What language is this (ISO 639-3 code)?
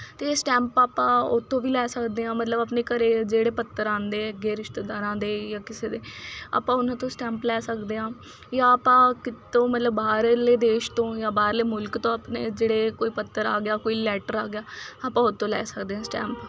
pan